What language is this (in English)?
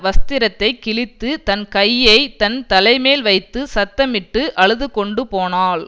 Tamil